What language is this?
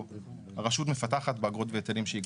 Hebrew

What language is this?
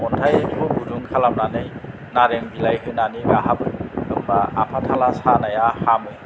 Bodo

